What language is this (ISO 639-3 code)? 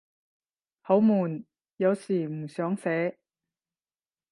yue